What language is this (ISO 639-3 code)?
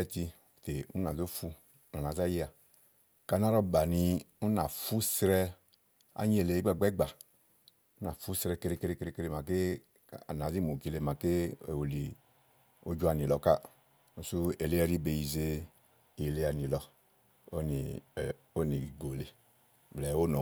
ahl